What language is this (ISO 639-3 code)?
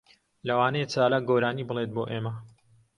ckb